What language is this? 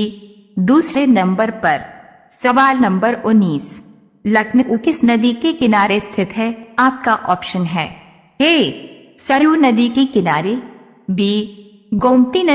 Hindi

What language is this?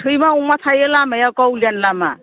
Bodo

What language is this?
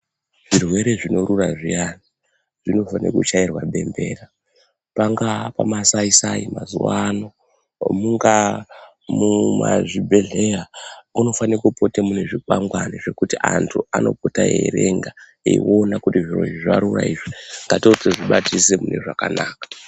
Ndau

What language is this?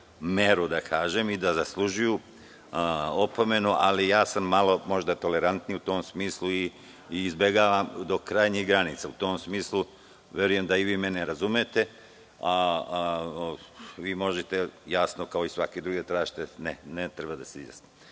Serbian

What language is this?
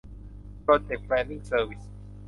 Thai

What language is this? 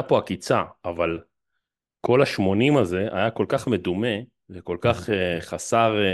Hebrew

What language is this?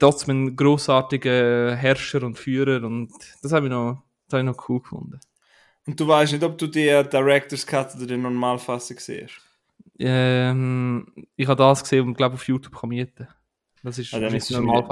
German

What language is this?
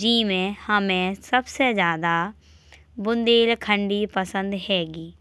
Bundeli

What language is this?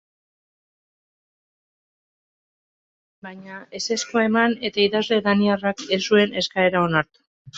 Basque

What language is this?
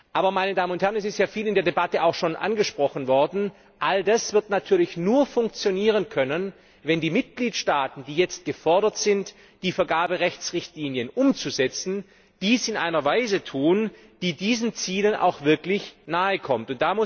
German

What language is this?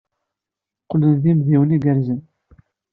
Kabyle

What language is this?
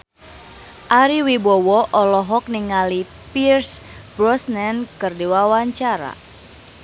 Sundanese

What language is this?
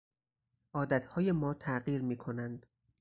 Persian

